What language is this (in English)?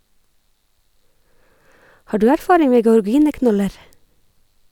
Norwegian